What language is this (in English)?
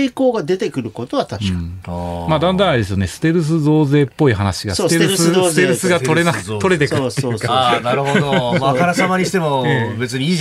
Japanese